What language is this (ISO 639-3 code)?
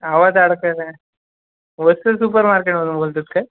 mar